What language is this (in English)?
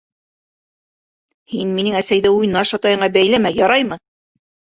Bashkir